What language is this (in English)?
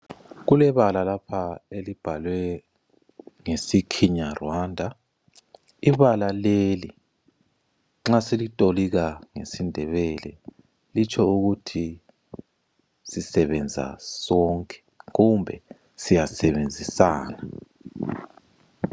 North Ndebele